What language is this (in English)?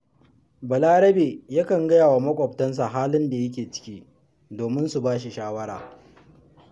Hausa